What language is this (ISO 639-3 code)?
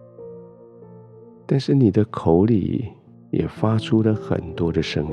zho